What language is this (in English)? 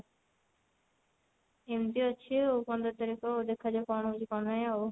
Odia